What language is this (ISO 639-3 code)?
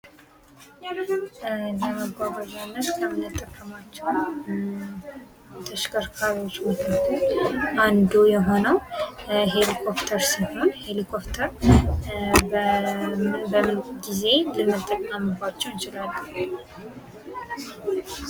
amh